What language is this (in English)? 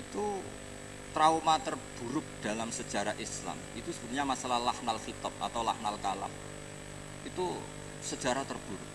Indonesian